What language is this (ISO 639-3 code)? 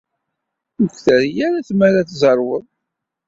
kab